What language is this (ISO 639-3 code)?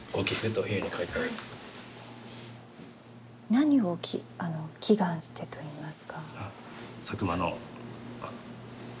jpn